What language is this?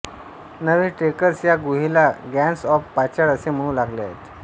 Marathi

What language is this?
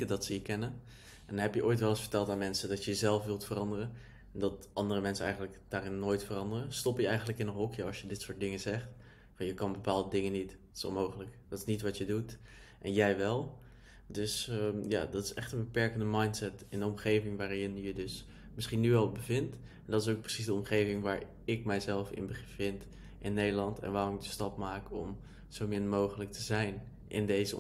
Dutch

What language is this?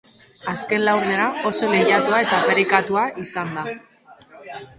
Basque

